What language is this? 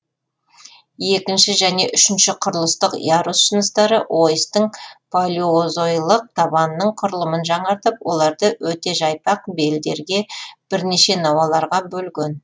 Kazakh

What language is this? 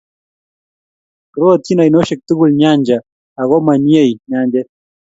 Kalenjin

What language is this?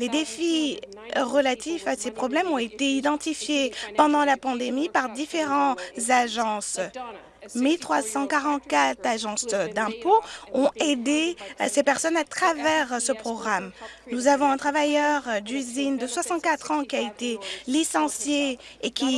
French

